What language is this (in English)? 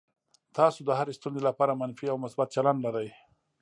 Pashto